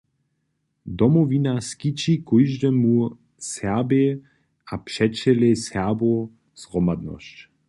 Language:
Upper Sorbian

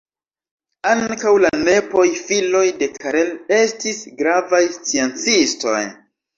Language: Esperanto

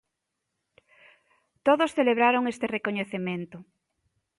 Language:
Galician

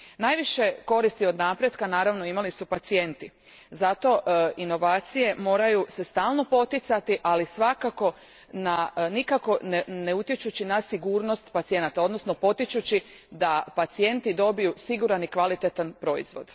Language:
Croatian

